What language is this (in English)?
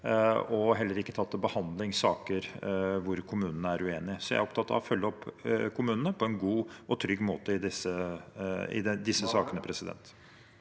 Norwegian